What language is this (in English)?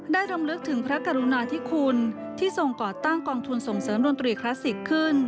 Thai